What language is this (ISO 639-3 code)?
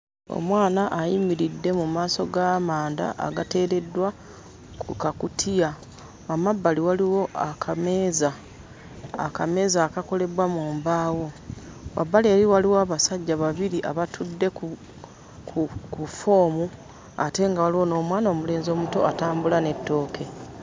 lug